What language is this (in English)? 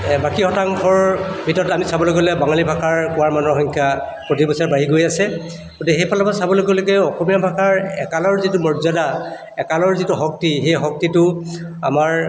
Assamese